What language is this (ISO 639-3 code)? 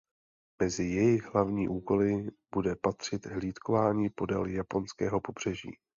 ces